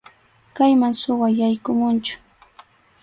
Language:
Arequipa-La Unión Quechua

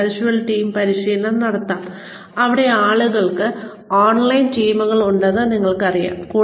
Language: Malayalam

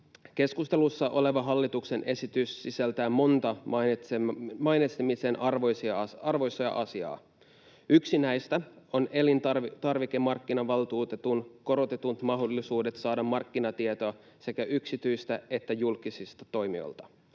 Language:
Finnish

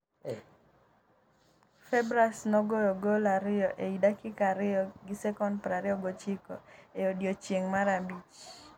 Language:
Luo (Kenya and Tanzania)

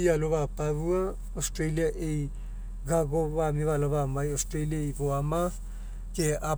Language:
Mekeo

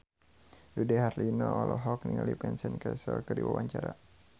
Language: Sundanese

